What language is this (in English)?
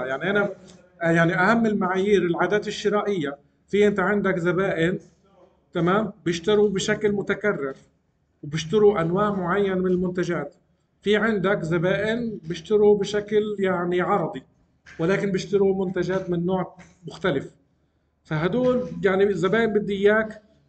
Arabic